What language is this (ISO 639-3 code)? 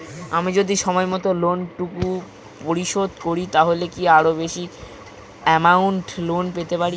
ben